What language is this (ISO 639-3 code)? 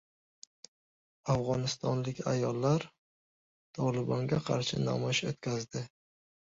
uzb